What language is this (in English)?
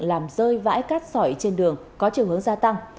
Vietnamese